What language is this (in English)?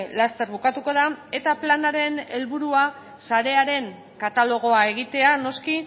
Basque